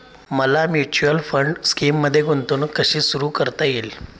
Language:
Marathi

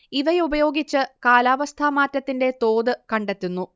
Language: Malayalam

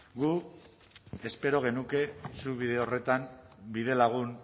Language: Basque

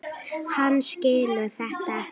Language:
Icelandic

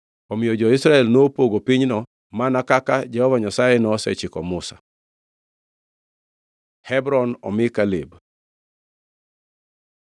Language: Luo (Kenya and Tanzania)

